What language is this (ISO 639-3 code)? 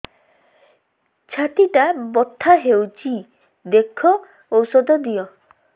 ori